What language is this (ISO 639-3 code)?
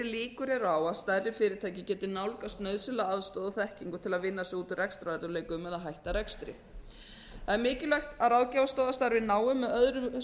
isl